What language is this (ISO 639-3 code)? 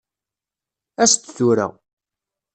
kab